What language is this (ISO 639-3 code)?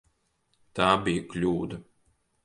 lav